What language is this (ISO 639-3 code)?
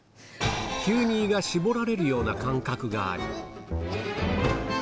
jpn